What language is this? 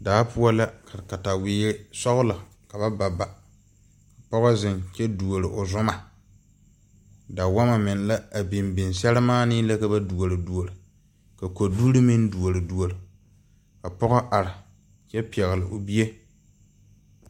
Southern Dagaare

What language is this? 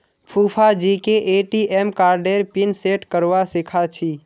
Magahi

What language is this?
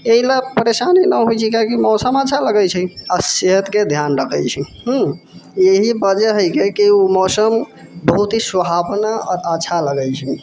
Maithili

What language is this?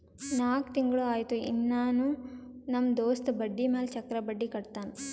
Kannada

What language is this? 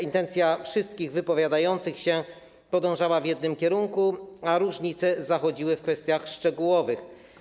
Polish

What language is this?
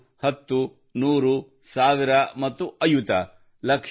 Kannada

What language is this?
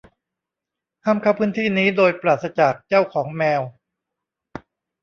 Thai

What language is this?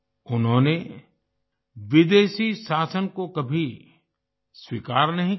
Hindi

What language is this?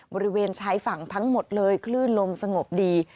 Thai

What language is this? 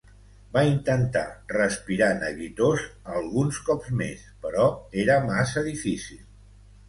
Catalan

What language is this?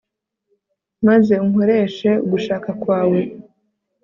Kinyarwanda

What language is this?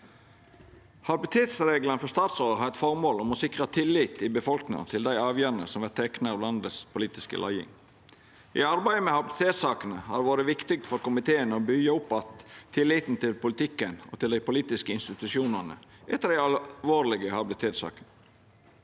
Norwegian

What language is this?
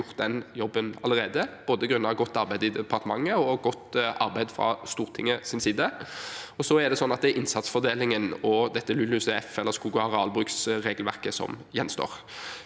Norwegian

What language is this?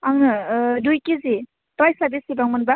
Bodo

